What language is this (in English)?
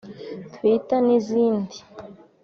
Kinyarwanda